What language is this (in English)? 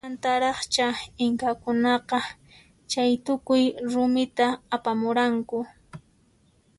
Puno Quechua